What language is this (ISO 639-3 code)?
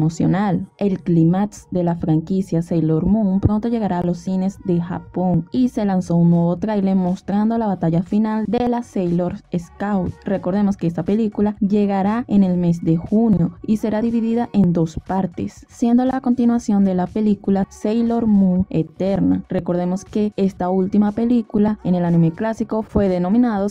spa